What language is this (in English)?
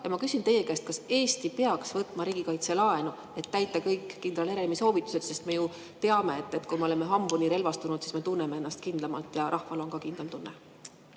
Estonian